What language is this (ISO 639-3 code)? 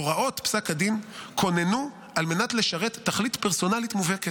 heb